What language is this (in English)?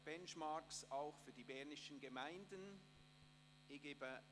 Swiss German